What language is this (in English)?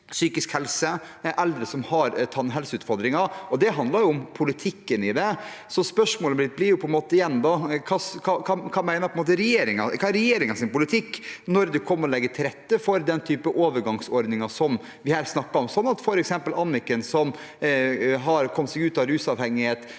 Norwegian